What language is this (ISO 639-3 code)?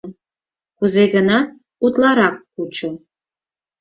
chm